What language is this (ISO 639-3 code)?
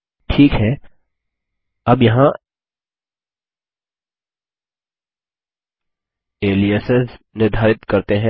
hin